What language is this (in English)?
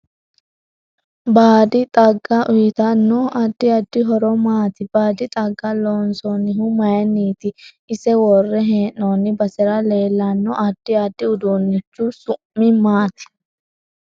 Sidamo